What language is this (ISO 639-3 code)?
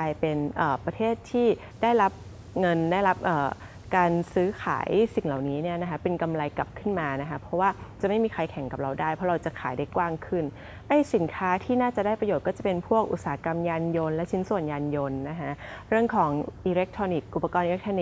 tha